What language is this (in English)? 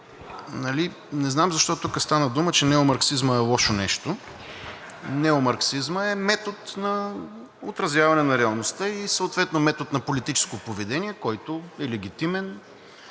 Bulgarian